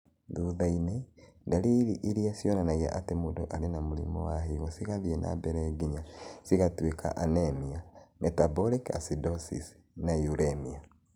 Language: Kikuyu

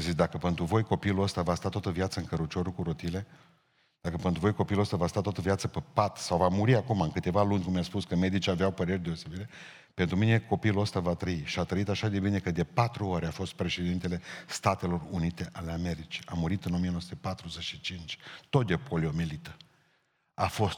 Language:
Romanian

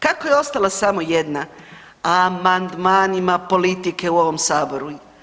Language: Croatian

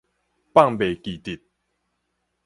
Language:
Min Nan Chinese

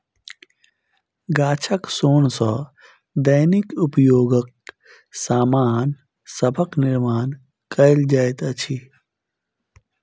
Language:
Maithili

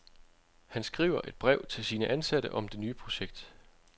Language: Danish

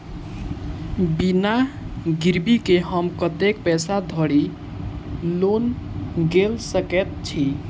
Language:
Maithili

